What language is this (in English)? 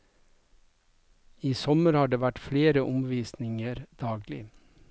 Norwegian